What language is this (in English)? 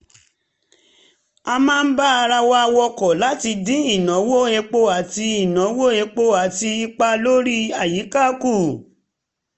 Yoruba